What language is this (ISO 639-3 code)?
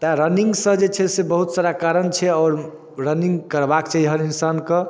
mai